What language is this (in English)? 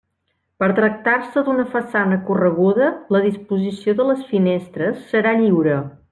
Catalan